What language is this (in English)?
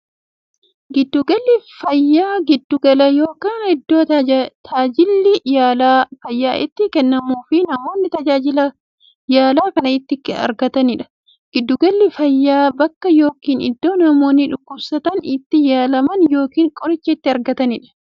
Oromo